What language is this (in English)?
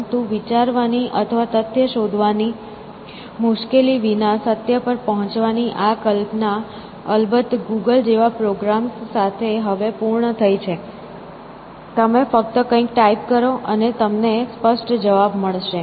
Gujarati